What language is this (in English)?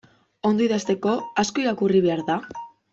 Basque